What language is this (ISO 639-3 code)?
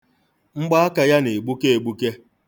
ibo